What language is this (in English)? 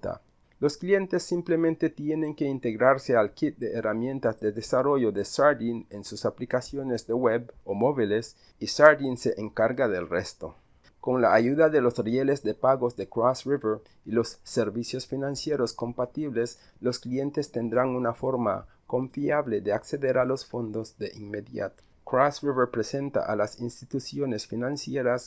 Spanish